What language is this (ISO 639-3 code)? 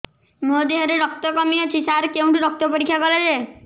ori